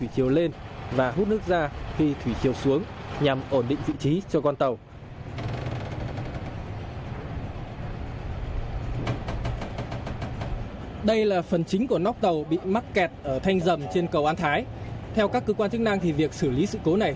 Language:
Vietnamese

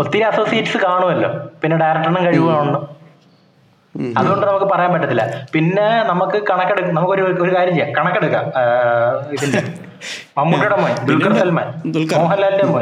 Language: Malayalam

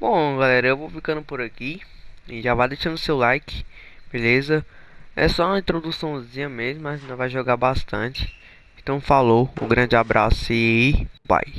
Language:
Portuguese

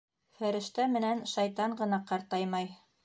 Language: Bashkir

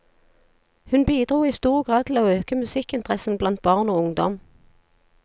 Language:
Norwegian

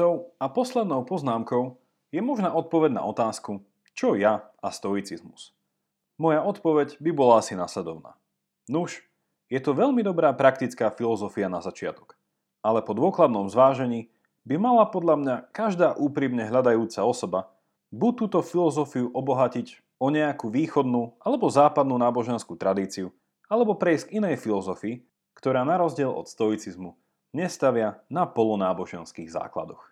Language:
Slovak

